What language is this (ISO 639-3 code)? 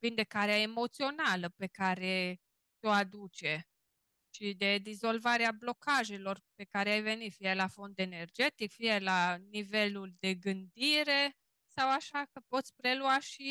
ron